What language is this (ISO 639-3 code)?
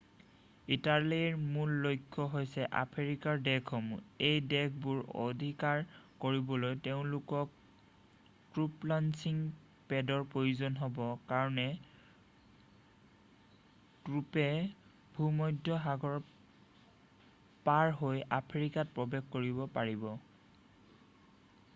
asm